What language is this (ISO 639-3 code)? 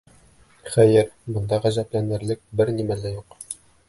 bak